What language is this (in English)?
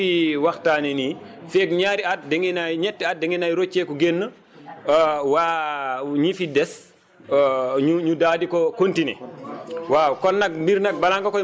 Wolof